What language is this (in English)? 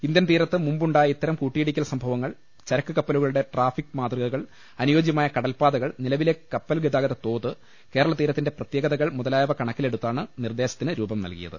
Malayalam